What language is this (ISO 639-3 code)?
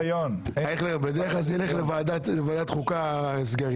heb